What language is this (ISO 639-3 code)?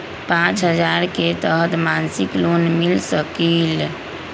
mag